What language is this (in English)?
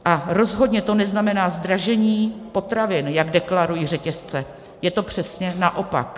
Czech